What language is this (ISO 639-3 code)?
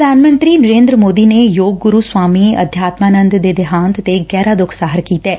pan